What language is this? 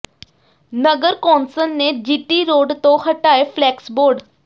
Punjabi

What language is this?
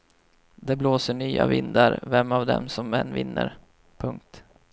Swedish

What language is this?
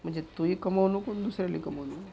Marathi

